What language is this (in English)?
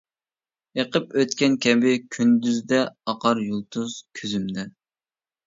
Uyghur